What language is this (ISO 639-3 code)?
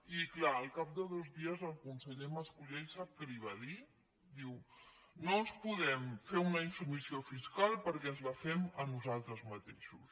cat